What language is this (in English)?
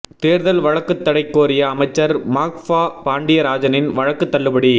Tamil